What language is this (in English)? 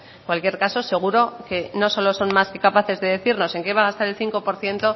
Spanish